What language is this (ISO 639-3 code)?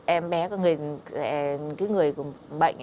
vie